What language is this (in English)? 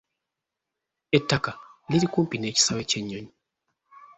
Ganda